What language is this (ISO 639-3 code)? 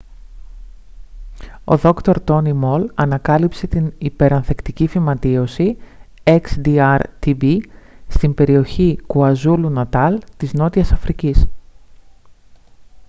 ell